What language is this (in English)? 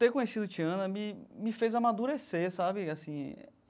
Portuguese